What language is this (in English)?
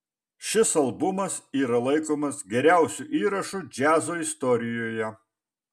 Lithuanian